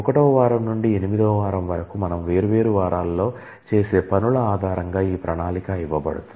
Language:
Telugu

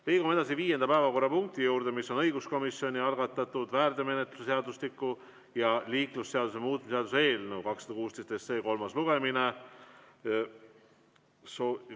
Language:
Estonian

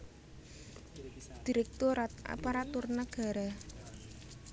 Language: Javanese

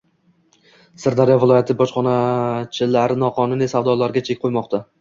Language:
Uzbek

